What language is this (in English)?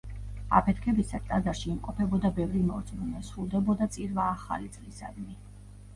Georgian